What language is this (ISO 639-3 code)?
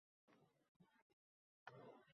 uzb